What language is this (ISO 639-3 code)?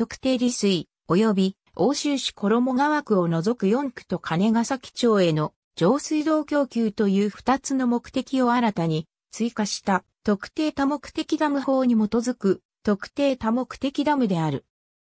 jpn